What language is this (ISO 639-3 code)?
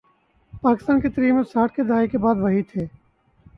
urd